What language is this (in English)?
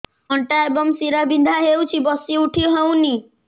Odia